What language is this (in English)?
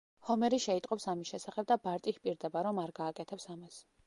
Georgian